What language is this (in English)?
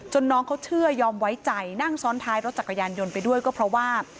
Thai